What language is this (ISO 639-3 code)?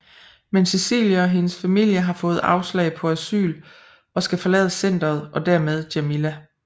dan